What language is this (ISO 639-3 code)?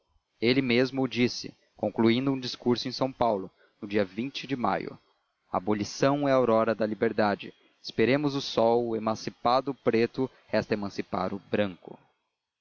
por